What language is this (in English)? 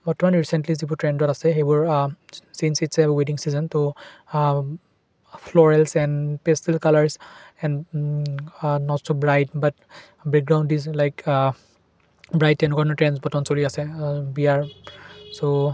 Assamese